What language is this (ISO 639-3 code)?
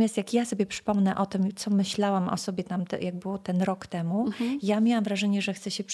pol